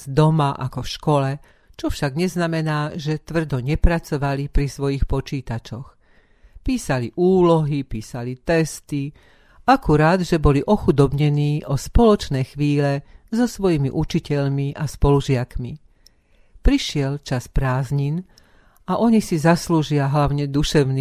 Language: Slovak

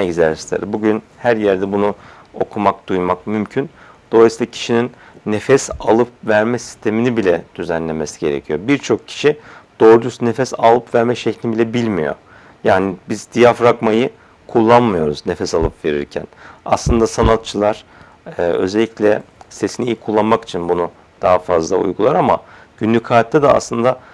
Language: Turkish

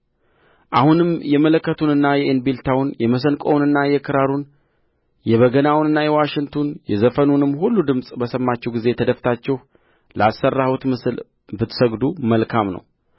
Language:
Amharic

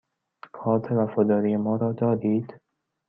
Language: Persian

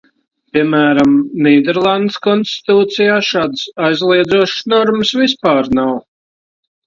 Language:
Latvian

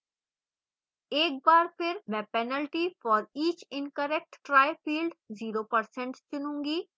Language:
Hindi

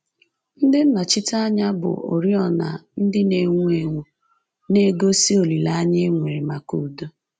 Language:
Igbo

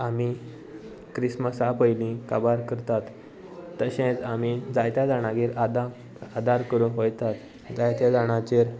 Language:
Konkani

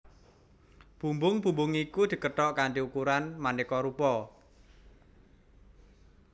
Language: Javanese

